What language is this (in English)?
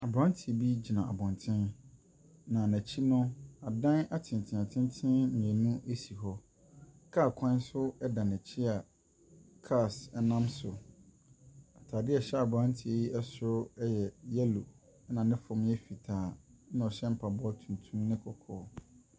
Akan